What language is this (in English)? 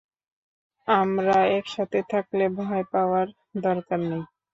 Bangla